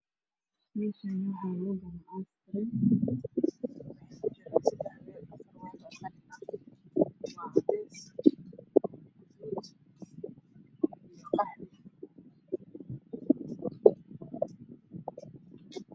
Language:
Somali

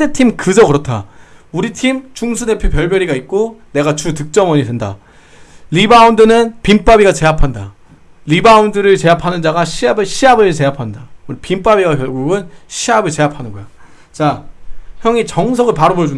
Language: Korean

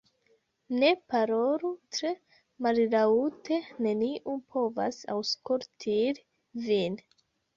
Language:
Esperanto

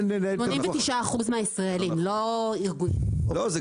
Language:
Hebrew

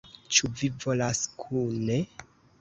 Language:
Esperanto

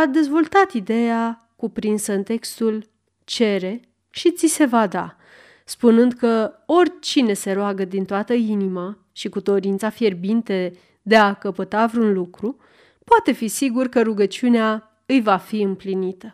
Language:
Romanian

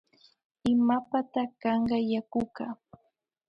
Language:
Imbabura Highland Quichua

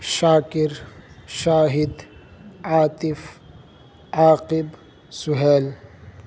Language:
Urdu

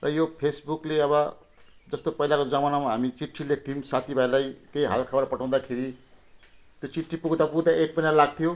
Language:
Nepali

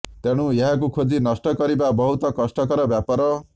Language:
Odia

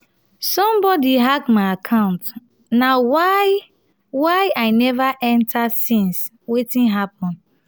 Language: Nigerian Pidgin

